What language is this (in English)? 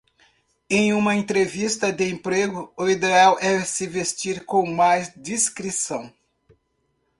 Portuguese